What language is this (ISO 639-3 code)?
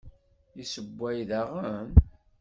kab